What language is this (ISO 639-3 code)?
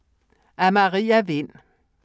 dan